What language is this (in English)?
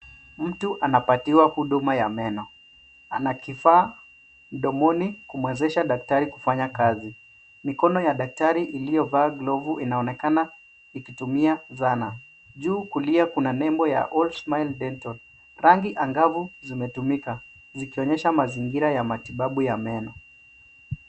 Swahili